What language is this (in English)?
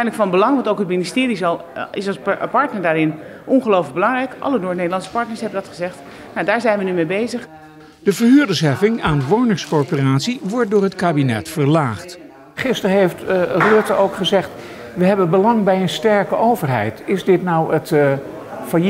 Dutch